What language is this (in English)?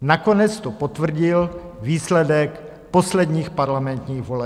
Czech